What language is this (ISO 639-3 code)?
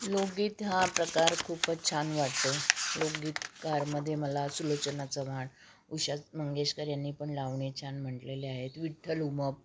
mar